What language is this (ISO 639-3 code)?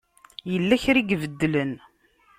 kab